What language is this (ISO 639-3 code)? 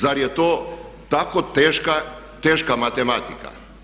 hrv